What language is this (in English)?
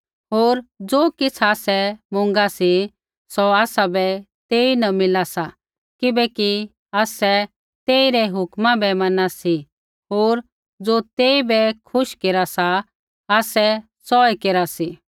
Kullu Pahari